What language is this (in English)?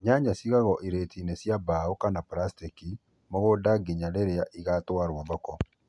Kikuyu